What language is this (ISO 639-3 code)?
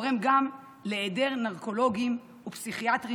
heb